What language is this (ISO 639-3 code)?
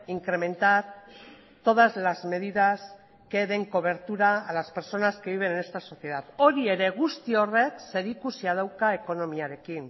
spa